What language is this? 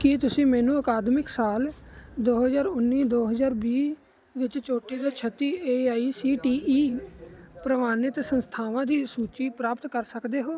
Punjabi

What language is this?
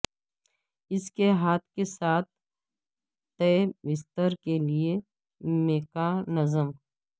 Urdu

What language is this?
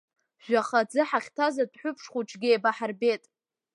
Abkhazian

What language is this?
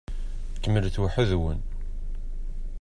Kabyle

